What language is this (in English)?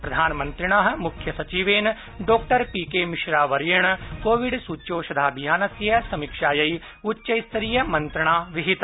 Sanskrit